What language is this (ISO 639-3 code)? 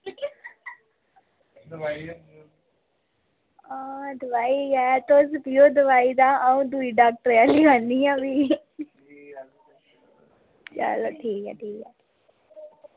doi